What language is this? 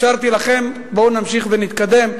Hebrew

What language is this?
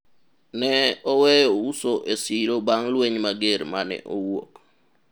Luo (Kenya and Tanzania)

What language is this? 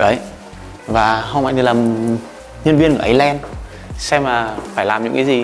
Vietnamese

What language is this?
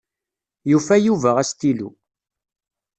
Kabyle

